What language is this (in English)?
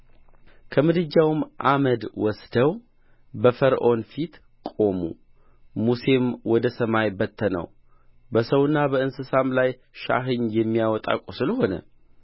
Amharic